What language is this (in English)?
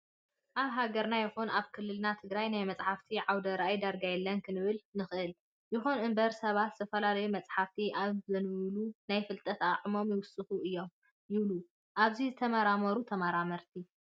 Tigrinya